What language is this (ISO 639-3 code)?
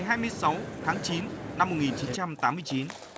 vie